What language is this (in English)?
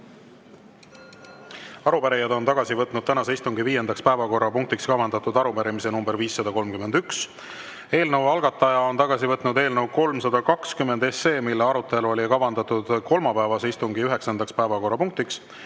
Estonian